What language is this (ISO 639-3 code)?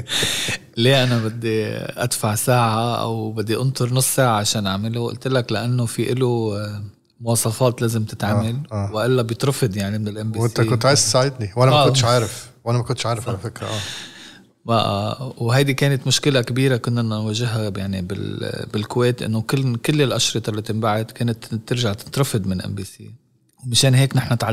ara